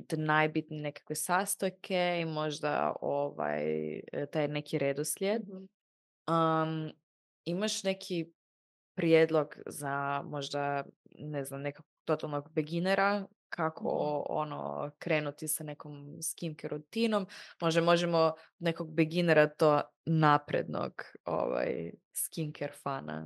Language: Croatian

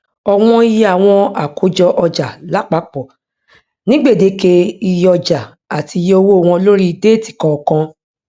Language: Yoruba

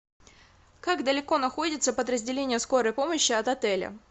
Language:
Russian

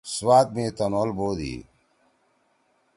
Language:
Torwali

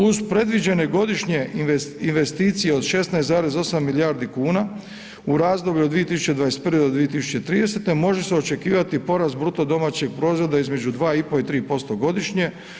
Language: Croatian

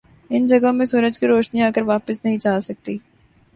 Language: Urdu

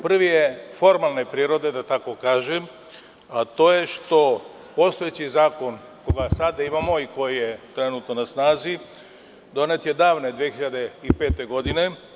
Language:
Serbian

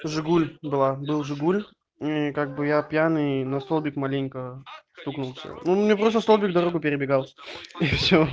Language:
Russian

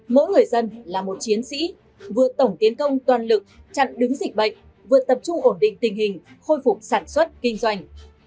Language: Vietnamese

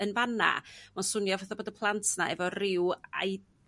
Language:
Welsh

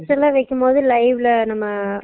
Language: Tamil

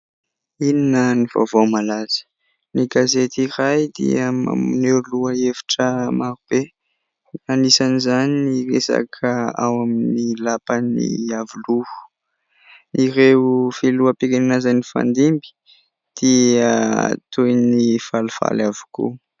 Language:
Malagasy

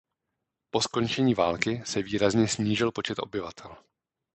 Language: Czech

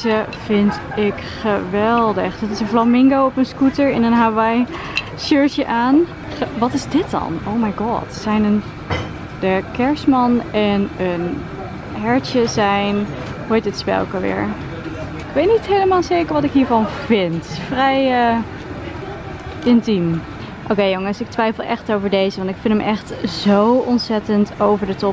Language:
Dutch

